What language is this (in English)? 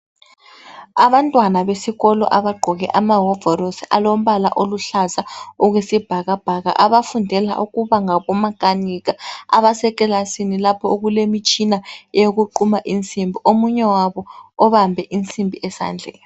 North Ndebele